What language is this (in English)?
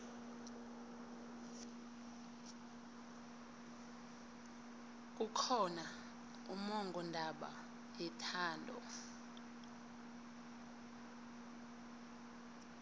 South Ndebele